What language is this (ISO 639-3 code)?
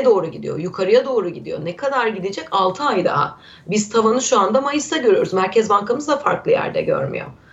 tur